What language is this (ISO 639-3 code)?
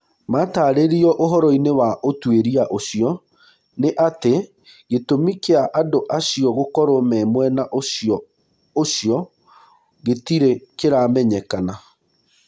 kik